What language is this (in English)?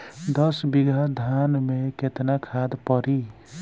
Bhojpuri